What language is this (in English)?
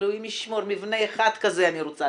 Hebrew